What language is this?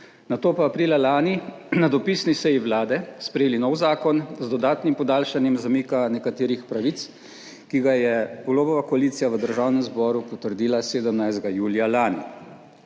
Slovenian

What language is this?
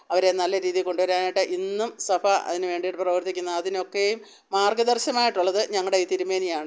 Malayalam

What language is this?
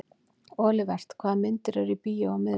Icelandic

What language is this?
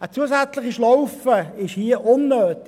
Swiss German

